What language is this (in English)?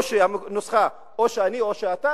Hebrew